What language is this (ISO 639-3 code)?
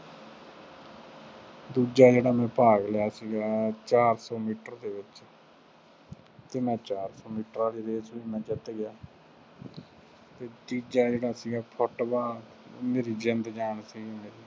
pan